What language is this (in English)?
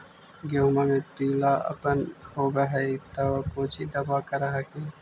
Magahi